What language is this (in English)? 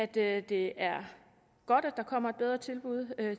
Danish